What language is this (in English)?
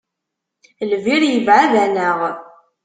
Kabyle